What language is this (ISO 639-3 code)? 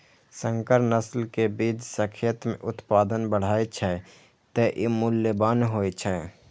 mai